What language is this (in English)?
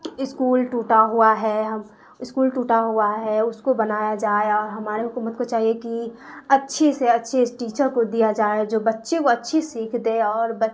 Urdu